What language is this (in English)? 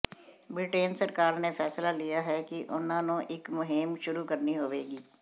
Punjabi